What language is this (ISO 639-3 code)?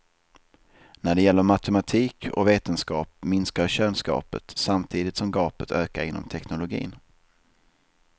swe